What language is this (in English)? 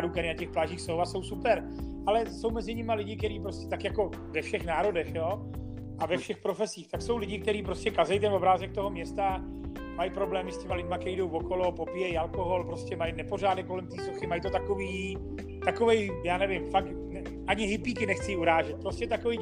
Czech